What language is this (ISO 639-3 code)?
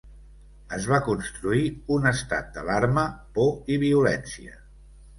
cat